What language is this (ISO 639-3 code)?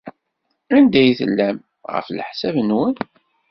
kab